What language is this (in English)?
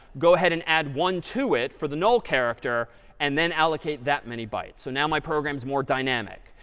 English